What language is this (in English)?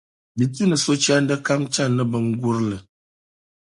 Dagbani